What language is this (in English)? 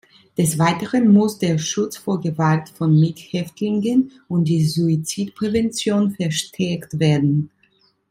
German